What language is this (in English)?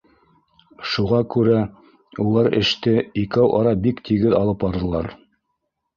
Bashkir